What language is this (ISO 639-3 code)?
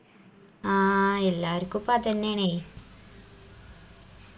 mal